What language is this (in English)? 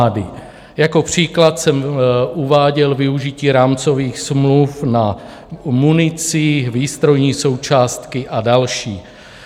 Czech